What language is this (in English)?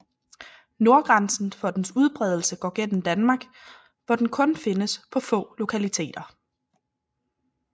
Danish